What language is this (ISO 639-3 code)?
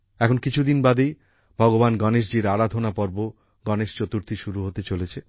ben